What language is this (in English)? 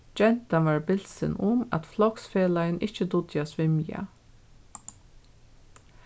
Faroese